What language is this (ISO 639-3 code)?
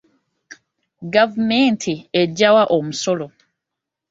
lug